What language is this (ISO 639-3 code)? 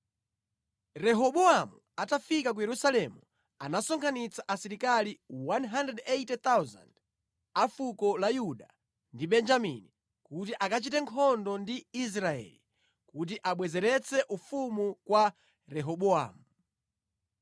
nya